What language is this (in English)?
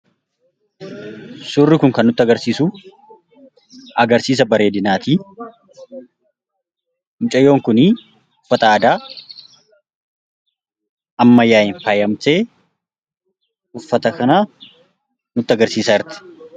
Oromo